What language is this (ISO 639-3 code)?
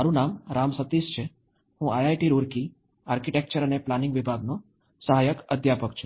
guj